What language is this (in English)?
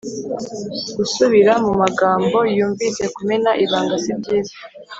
Kinyarwanda